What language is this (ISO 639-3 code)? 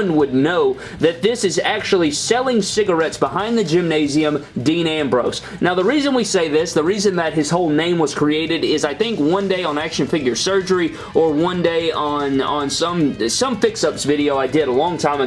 eng